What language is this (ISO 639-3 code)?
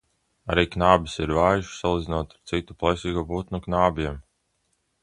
lav